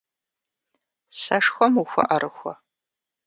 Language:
Kabardian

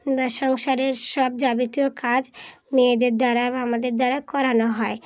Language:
Bangla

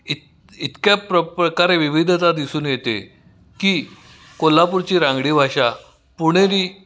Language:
Marathi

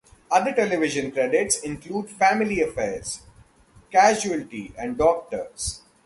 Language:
English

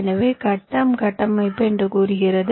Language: Tamil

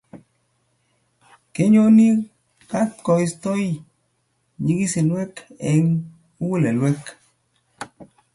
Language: Kalenjin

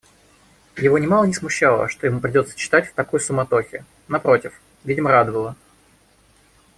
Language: Russian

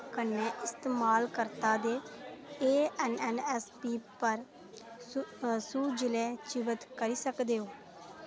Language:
Dogri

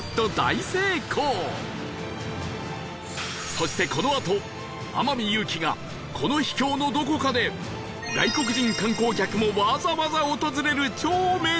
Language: Japanese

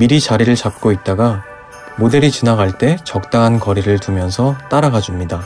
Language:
Korean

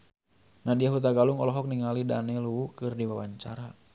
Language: Sundanese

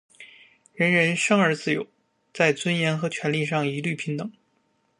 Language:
Chinese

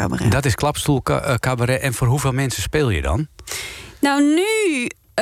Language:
Dutch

